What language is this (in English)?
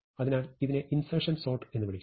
Malayalam